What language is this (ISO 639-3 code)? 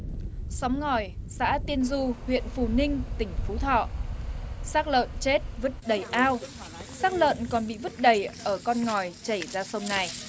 vie